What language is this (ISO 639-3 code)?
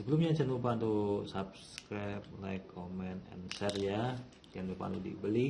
ind